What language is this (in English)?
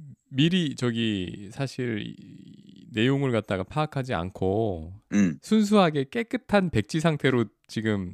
Korean